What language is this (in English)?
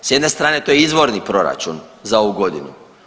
Croatian